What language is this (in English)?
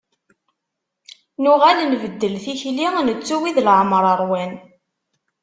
Kabyle